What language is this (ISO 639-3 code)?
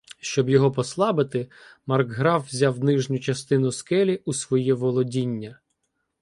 ukr